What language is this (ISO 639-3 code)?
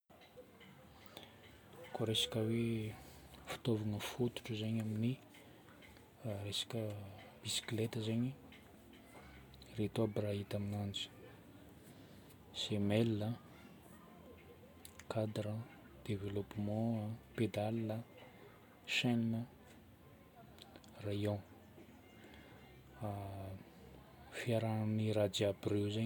bmm